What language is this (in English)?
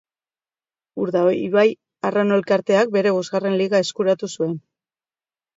Basque